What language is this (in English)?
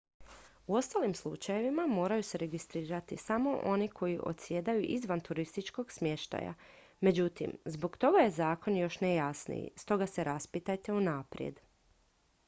Croatian